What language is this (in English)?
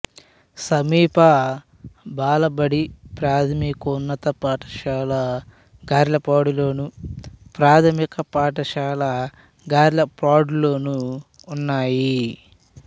Telugu